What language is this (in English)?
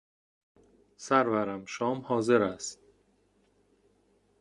Persian